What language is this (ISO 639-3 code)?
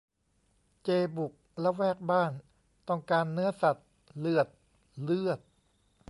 tha